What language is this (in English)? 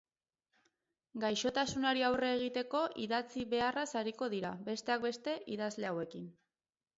Basque